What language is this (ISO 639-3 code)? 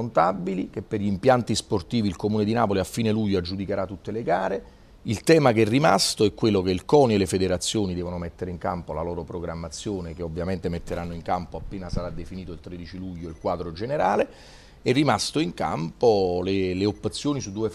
ita